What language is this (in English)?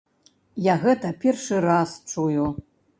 Belarusian